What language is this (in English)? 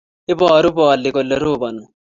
Kalenjin